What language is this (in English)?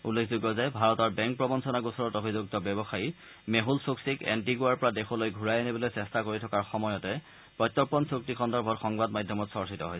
Assamese